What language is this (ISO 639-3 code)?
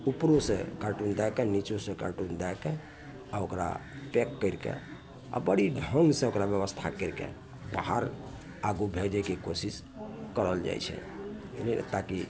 mai